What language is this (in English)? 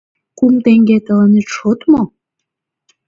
Mari